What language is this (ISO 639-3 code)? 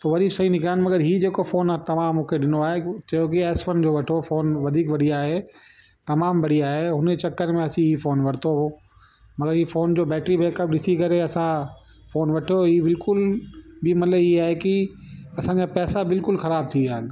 snd